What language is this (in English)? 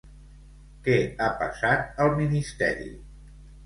Catalan